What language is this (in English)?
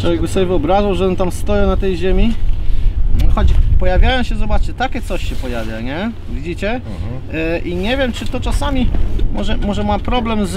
Polish